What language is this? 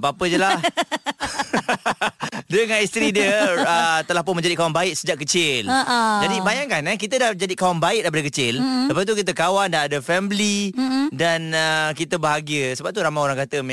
Malay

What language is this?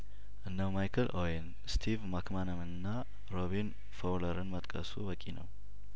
Amharic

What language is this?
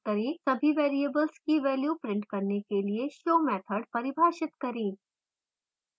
Hindi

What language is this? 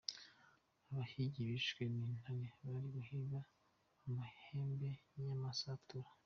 Kinyarwanda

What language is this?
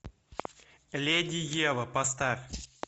Russian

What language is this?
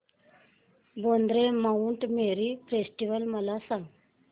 Marathi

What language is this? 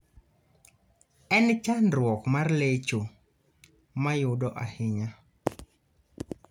Luo (Kenya and Tanzania)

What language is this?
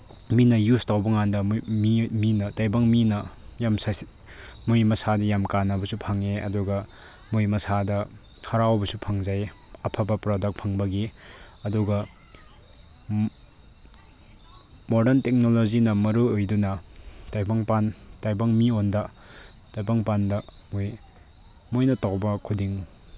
Manipuri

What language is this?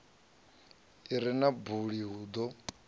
Venda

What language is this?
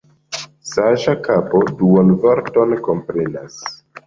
Esperanto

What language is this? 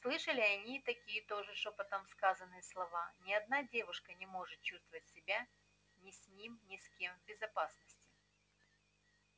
Russian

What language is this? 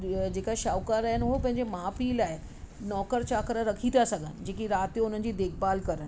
Sindhi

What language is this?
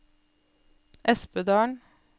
Norwegian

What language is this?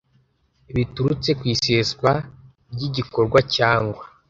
Kinyarwanda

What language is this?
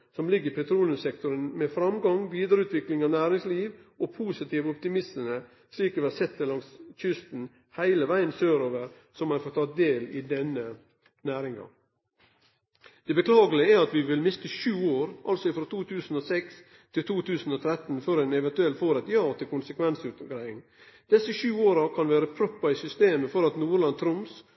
Norwegian Nynorsk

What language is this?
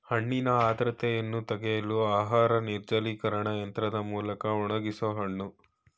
Kannada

